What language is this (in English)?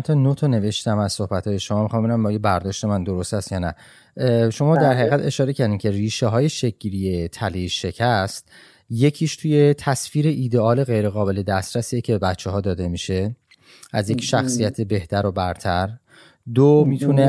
Persian